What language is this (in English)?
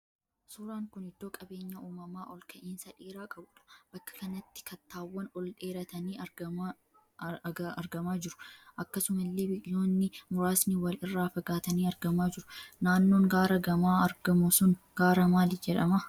Oromo